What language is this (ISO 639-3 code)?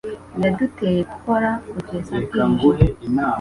kin